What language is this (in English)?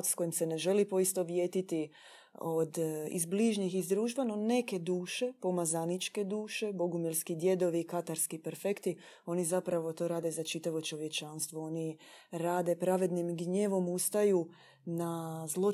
Croatian